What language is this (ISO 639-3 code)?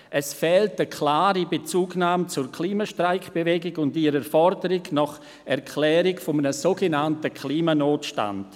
gsw